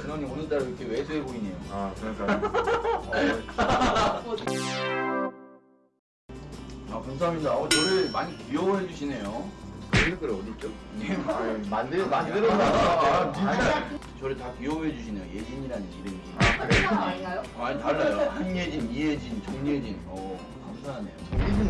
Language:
Korean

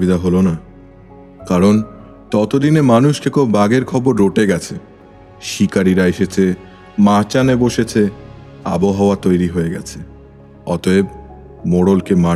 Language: Bangla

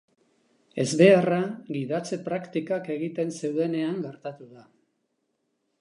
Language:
Basque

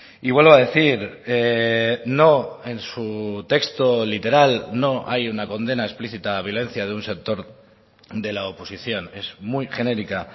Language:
Spanish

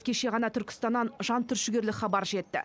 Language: Kazakh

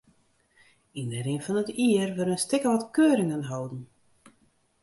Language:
Western Frisian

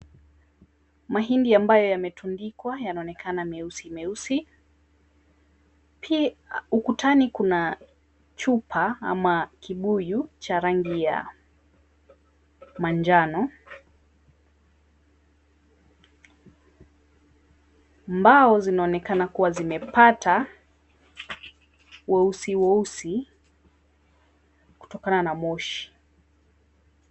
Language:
Swahili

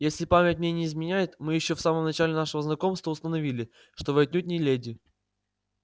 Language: Russian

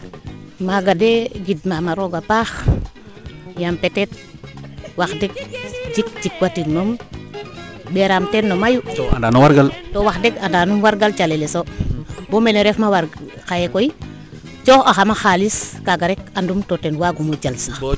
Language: Serer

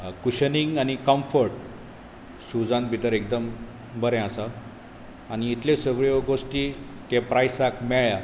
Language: Konkani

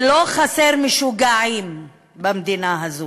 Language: Hebrew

